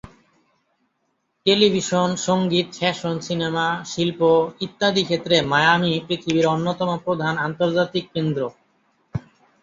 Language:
Bangla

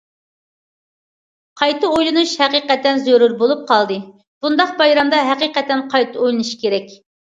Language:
Uyghur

